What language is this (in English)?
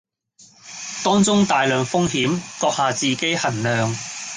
Cantonese